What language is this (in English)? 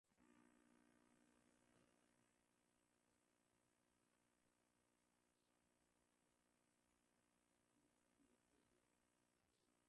Swahili